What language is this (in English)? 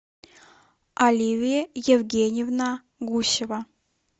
Russian